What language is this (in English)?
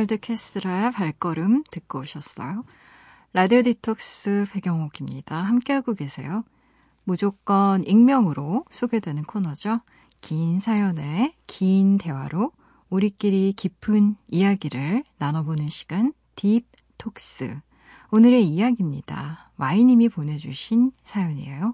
Korean